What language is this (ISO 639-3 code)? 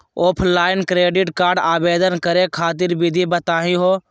mag